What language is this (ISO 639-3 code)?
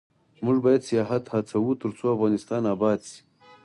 pus